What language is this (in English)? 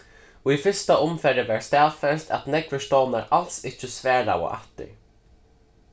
Faroese